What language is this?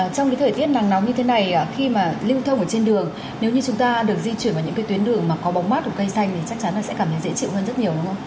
Vietnamese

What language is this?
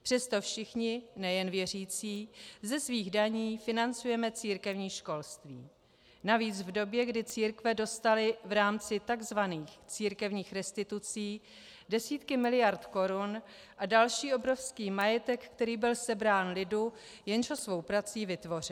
Czech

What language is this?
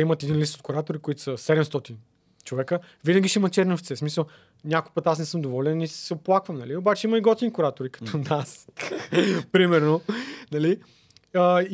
Bulgarian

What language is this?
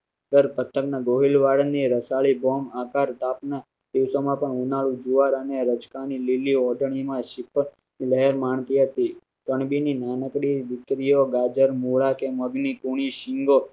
Gujarati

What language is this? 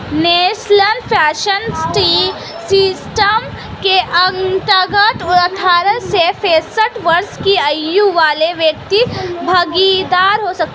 Hindi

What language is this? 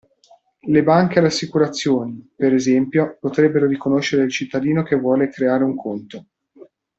Italian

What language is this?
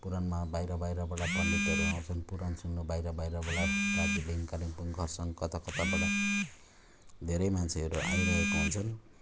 Nepali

